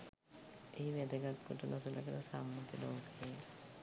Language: Sinhala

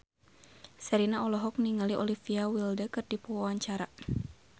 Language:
Sundanese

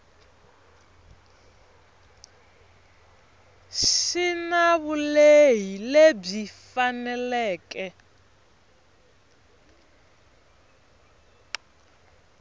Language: Tsonga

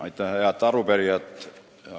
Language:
Estonian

